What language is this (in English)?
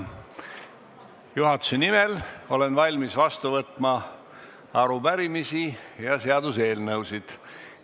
Estonian